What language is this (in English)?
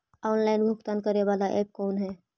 Magahi